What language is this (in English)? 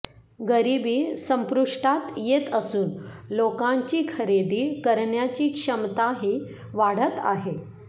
Marathi